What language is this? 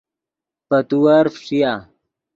Yidgha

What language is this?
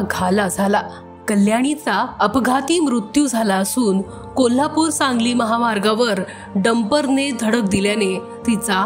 Marathi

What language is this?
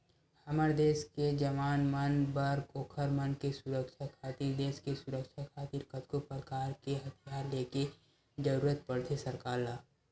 Chhattisgarhi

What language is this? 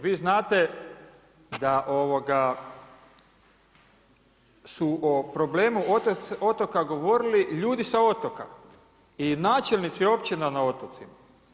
Croatian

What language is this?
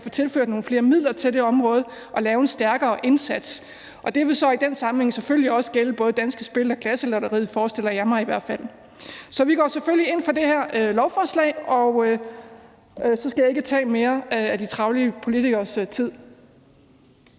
Danish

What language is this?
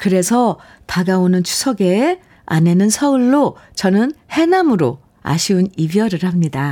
Korean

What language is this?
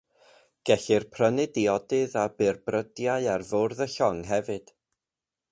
Welsh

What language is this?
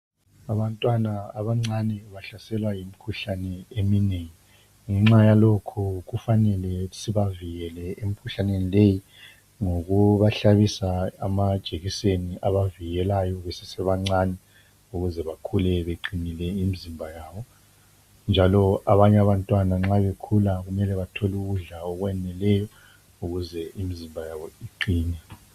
North Ndebele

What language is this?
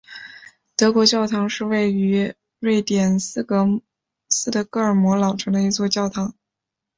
Chinese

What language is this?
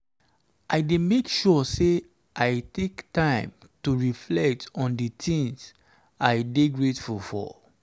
Nigerian Pidgin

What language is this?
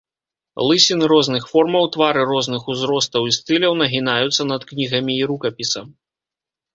Belarusian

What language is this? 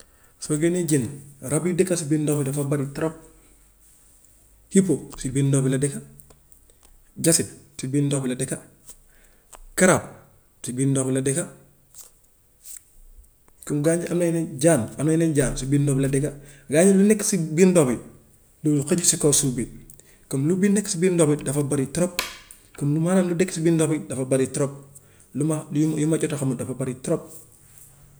Gambian Wolof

